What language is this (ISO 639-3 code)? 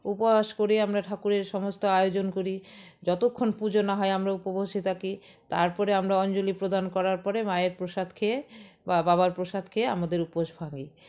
ben